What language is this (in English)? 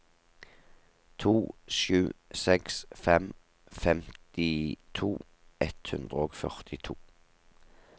Norwegian